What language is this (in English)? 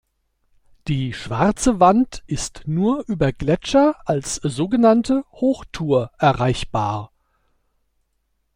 German